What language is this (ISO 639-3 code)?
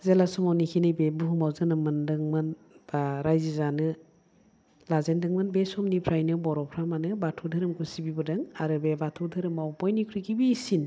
brx